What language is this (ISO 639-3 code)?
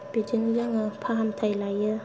brx